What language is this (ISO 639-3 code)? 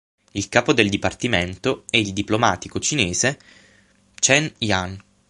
ita